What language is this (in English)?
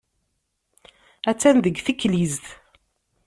Kabyle